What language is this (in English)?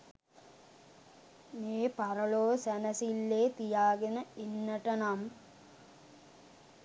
Sinhala